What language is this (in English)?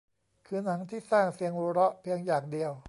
Thai